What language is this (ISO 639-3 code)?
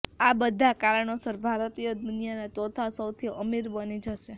guj